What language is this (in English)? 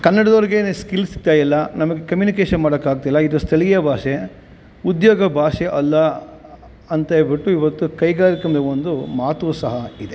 Kannada